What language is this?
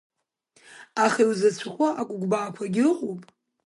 Abkhazian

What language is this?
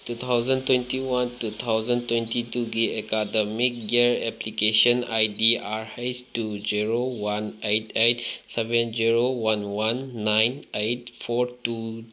Manipuri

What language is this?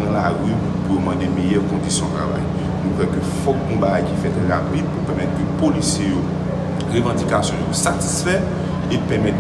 French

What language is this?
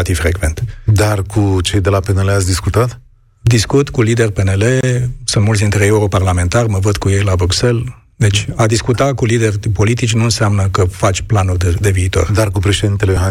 Romanian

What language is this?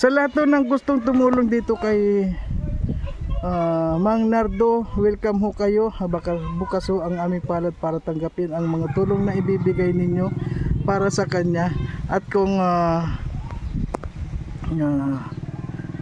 Filipino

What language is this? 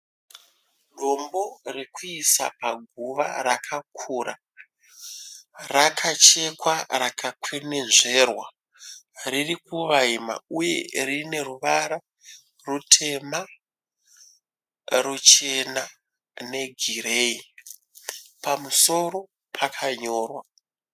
Shona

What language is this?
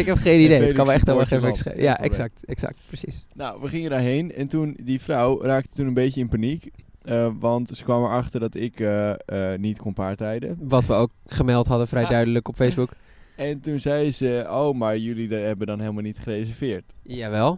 Dutch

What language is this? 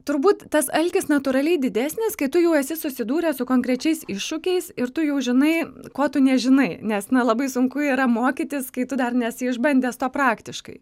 Lithuanian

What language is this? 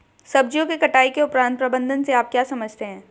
Hindi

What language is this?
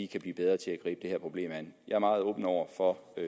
Danish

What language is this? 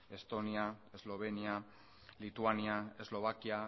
Basque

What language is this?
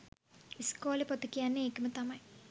Sinhala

